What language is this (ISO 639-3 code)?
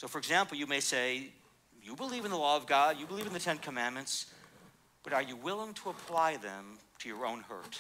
eng